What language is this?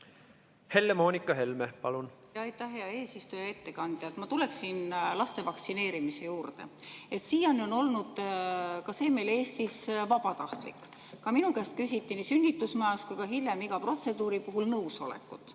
Estonian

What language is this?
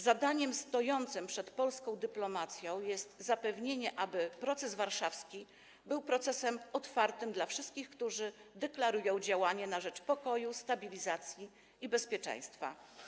Polish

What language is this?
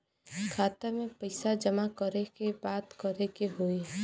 Bhojpuri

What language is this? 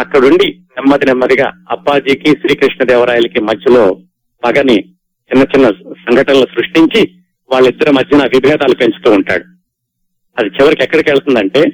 Telugu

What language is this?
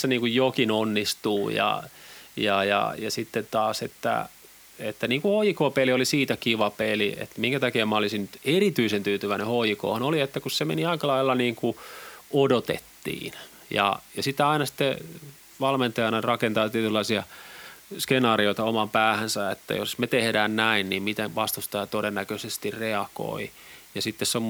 Finnish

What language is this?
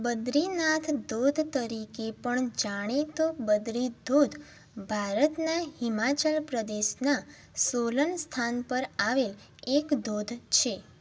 Gujarati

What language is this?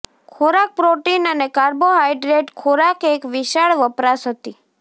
Gujarati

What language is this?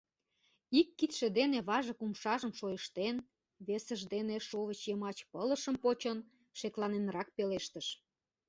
Mari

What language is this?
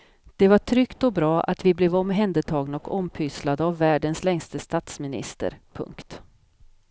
Swedish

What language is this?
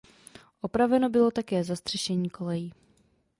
Czech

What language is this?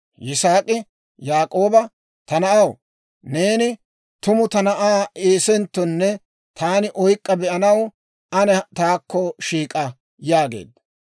Dawro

